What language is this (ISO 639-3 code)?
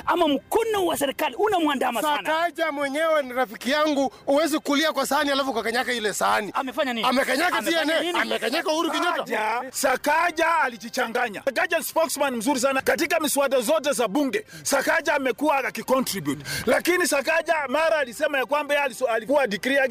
swa